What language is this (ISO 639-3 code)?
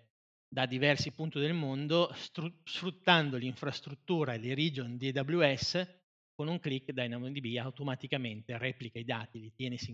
ita